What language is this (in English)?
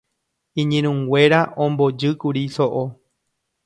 Guarani